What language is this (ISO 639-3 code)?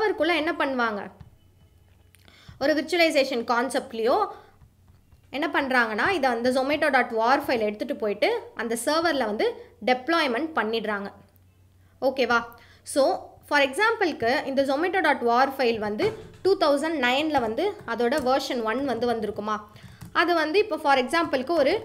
tam